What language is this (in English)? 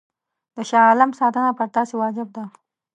Pashto